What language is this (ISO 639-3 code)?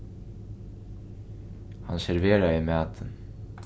fao